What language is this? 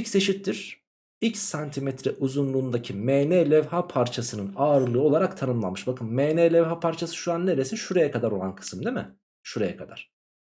Turkish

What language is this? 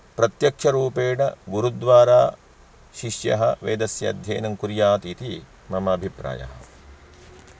Sanskrit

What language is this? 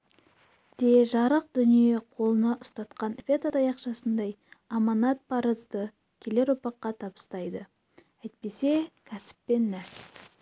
Kazakh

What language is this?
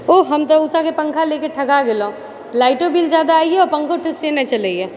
Maithili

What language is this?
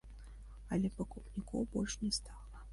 Belarusian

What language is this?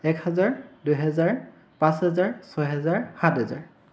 Assamese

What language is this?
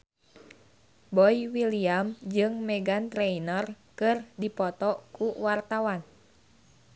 Sundanese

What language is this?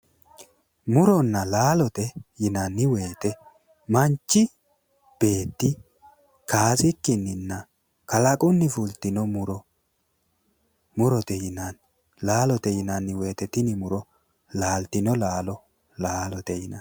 Sidamo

